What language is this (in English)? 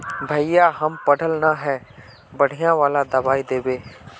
Magahi